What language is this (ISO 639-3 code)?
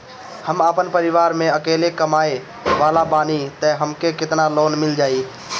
bho